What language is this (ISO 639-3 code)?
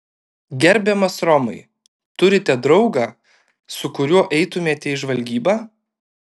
lit